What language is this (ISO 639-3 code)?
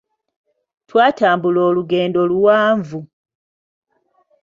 lug